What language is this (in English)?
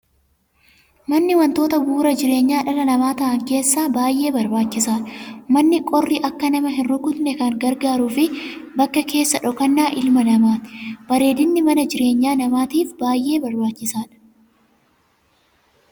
Oromo